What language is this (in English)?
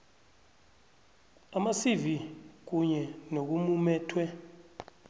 South Ndebele